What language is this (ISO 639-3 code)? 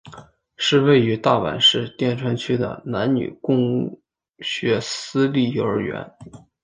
zho